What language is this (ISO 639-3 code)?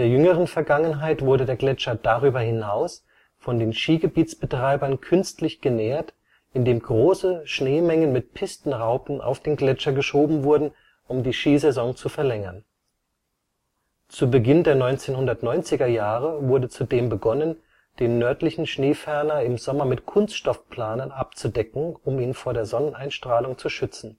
deu